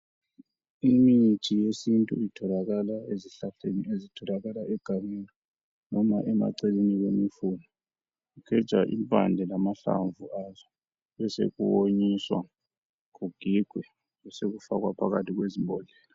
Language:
North Ndebele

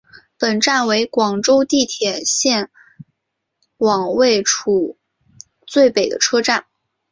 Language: Chinese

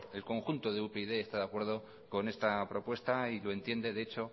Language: Spanish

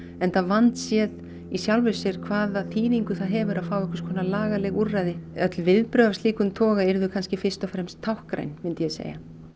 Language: Icelandic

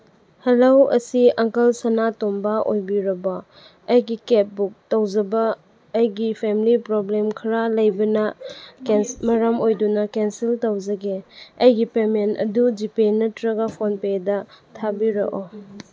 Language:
Manipuri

